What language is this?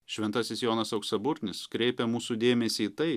Lithuanian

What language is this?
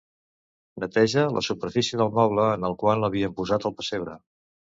Catalan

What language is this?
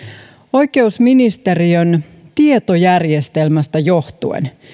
Finnish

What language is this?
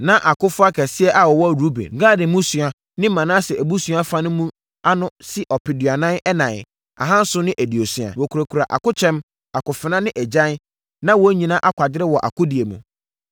Akan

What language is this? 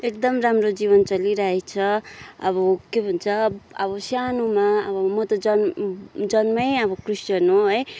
Nepali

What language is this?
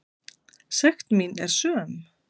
Icelandic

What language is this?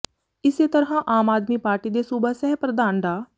Punjabi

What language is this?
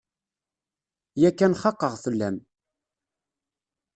Kabyle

